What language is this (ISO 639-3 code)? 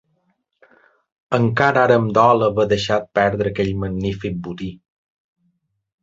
cat